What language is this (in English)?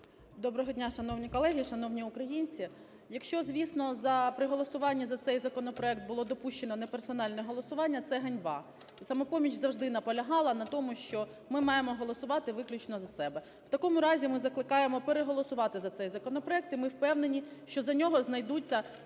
Ukrainian